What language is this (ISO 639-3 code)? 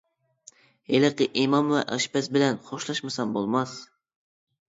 uig